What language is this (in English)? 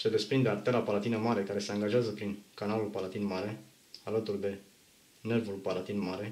Romanian